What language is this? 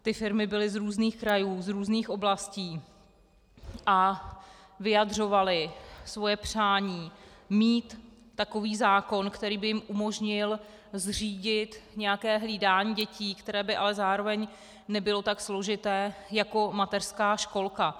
Czech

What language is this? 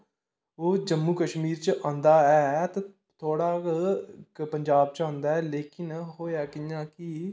Dogri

